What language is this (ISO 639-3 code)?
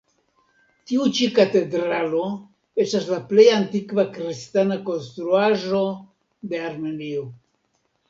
epo